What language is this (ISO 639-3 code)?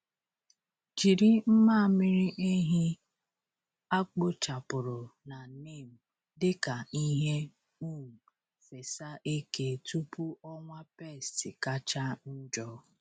ibo